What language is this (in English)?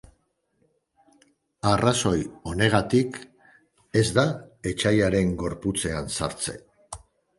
Basque